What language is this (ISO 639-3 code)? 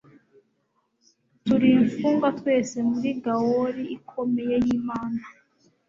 kin